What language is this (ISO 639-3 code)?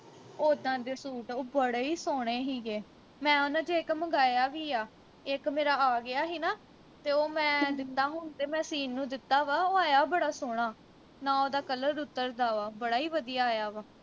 pan